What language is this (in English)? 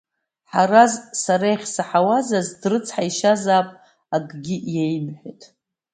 Abkhazian